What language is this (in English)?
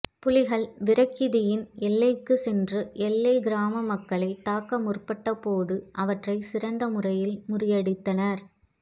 Tamil